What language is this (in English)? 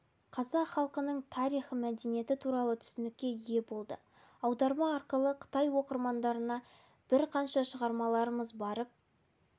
Kazakh